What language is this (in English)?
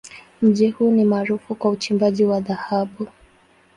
Swahili